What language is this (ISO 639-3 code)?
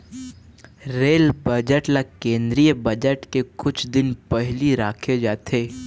hne